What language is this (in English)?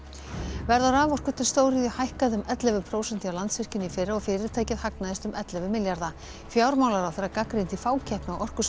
Icelandic